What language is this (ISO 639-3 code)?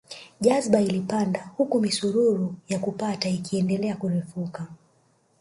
swa